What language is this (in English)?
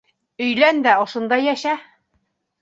Bashkir